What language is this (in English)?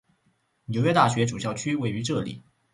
Chinese